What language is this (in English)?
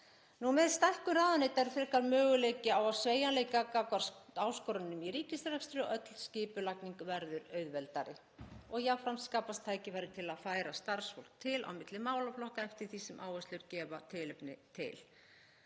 Icelandic